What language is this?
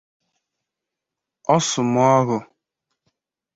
Igbo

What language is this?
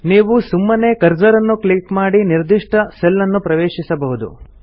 Kannada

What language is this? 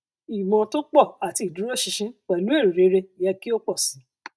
Yoruba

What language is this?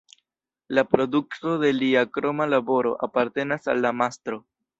Esperanto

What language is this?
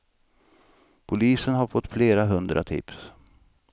Swedish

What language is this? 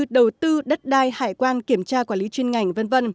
Vietnamese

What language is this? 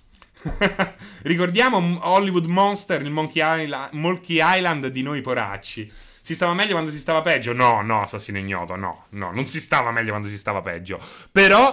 Italian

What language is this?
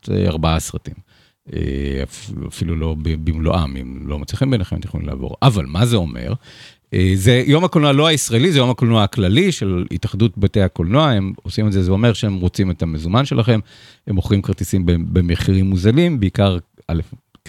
Hebrew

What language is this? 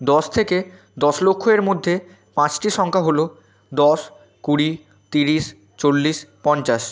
Bangla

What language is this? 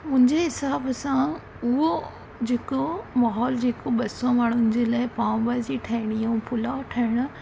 Sindhi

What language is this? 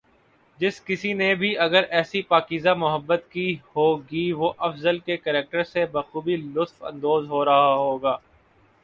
Urdu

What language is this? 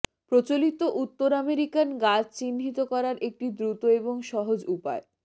Bangla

